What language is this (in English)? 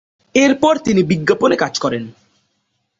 Bangla